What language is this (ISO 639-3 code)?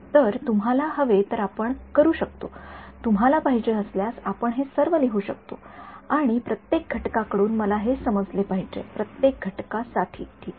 mar